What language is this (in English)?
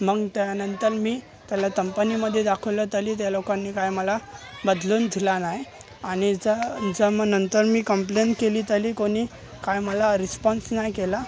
Marathi